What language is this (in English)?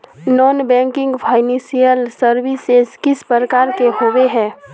Magahi